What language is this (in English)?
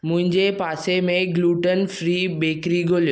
Sindhi